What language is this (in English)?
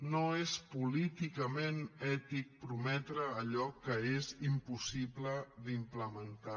Catalan